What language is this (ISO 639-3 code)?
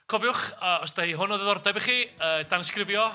cym